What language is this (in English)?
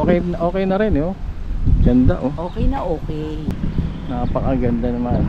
Filipino